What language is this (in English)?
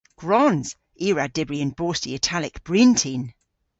Cornish